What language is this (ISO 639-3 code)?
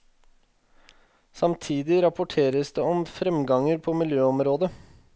nor